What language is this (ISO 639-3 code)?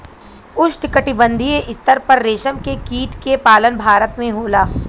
bho